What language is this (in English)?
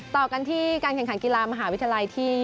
Thai